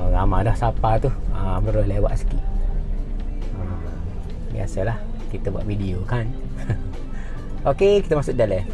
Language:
Malay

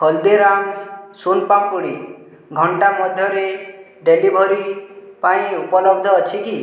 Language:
Odia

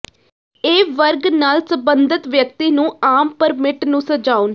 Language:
Punjabi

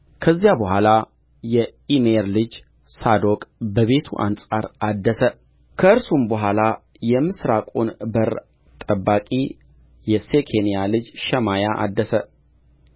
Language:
Amharic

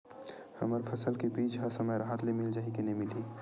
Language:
Chhattisgarhi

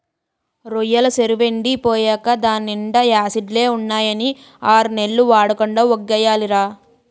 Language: Telugu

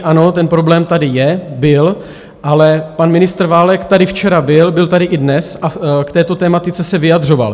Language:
Czech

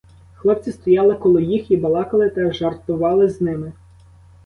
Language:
Ukrainian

